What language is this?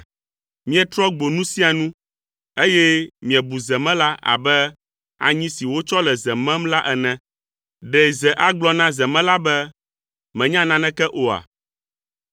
Ewe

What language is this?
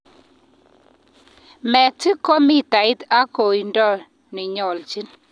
Kalenjin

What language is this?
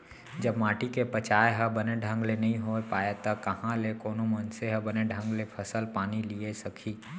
Chhattisgarhi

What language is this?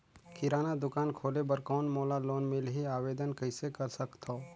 Chhattisgarhi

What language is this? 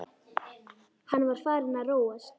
Icelandic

